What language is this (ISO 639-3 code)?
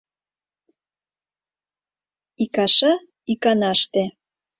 chm